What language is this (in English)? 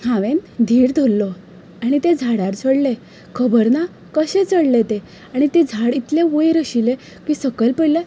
Konkani